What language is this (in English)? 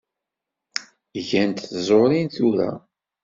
Kabyle